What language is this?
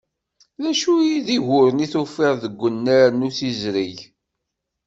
Kabyle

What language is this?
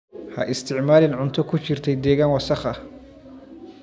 Somali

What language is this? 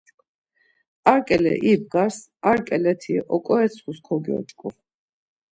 Laz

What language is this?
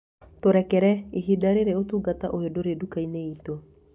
Kikuyu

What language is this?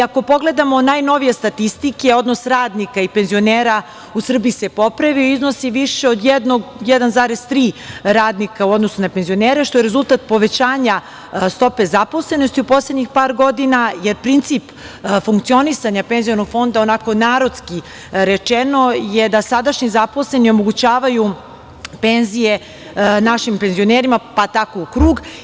Serbian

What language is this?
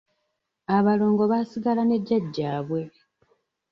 Ganda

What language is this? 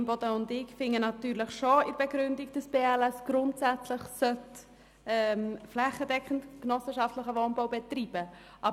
Swiss German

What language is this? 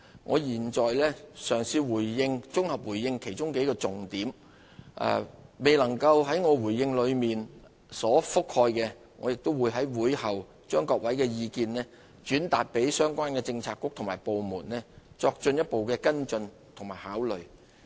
Cantonese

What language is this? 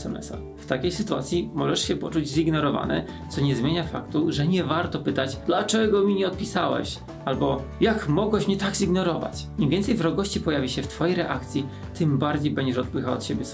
Polish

